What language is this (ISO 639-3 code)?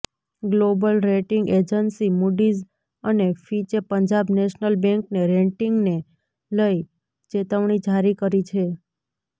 guj